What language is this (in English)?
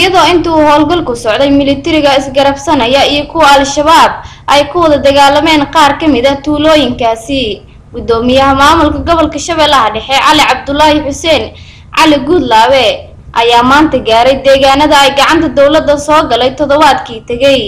Arabic